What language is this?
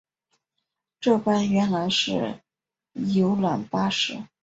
Chinese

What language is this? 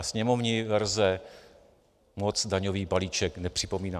Czech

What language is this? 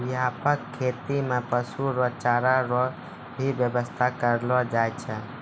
Maithili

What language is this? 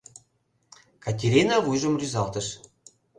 Mari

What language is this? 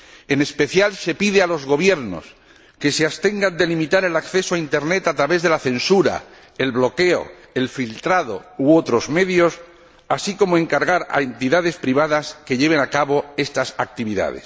Spanish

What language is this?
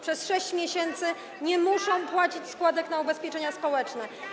Polish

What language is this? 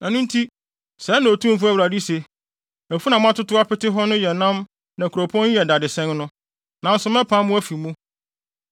Akan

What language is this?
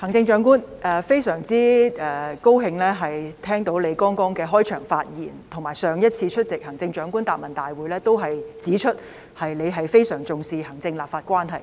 Cantonese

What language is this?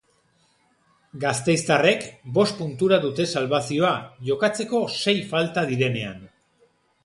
Basque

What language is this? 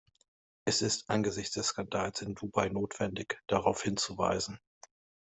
German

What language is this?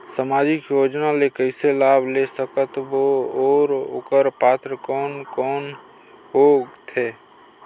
Chhattisgarhi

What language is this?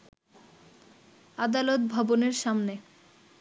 Bangla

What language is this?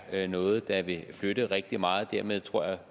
Danish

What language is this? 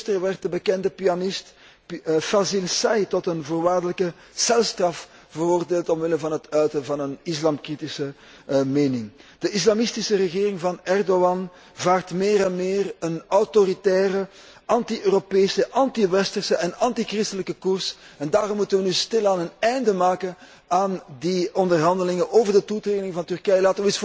Dutch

